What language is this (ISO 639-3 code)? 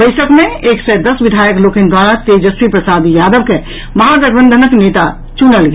mai